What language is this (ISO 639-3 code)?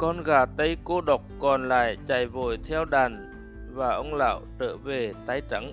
vie